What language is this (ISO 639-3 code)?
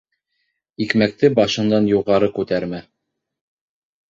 bak